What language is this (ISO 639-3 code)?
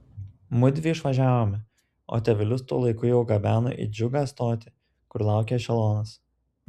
lit